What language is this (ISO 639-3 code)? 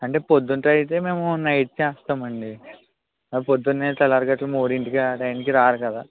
tel